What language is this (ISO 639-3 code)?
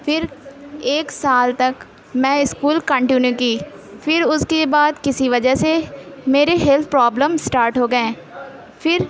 urd